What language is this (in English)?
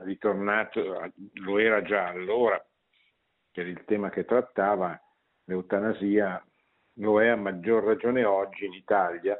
Italian